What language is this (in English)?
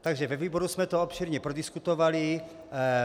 Czech